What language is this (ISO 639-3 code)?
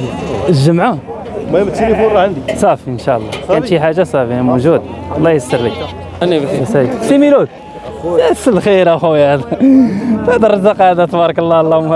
ara